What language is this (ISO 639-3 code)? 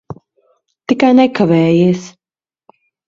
lav